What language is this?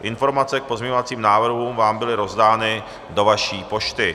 Czech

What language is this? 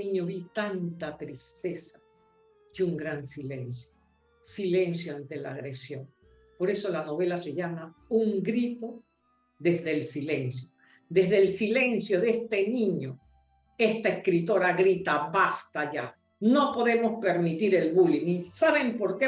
Spanish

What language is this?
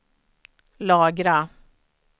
Swedish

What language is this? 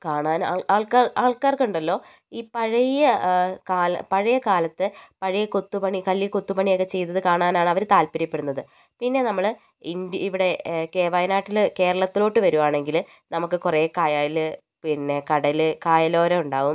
Malayalam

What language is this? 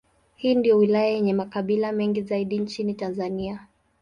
Swahili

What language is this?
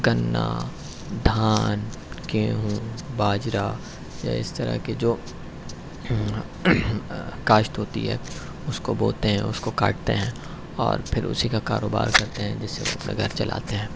Urdu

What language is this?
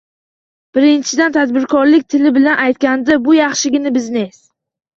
Uzbek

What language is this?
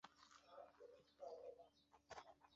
Chinese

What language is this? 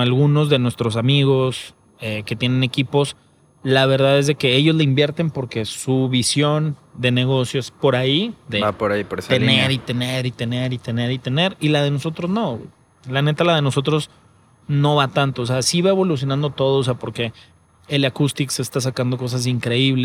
Spanish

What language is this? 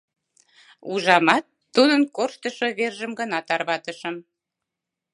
Mari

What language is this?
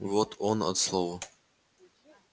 Russian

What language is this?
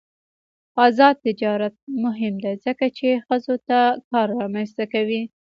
Pashto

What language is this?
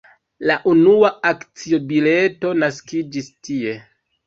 Esperanto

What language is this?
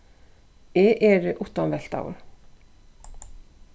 Faroese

